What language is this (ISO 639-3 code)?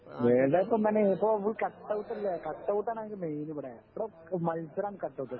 mal